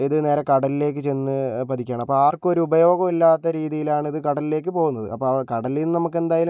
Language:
Malayalam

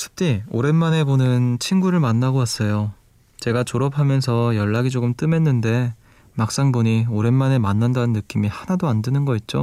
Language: Korean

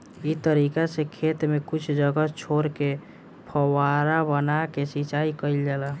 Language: Bhojpuri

